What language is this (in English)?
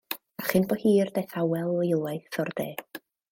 Welsh